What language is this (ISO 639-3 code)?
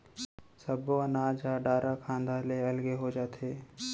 hne